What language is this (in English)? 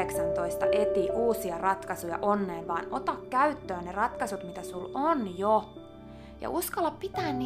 Finnish